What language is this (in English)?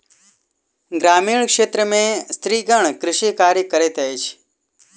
Maithili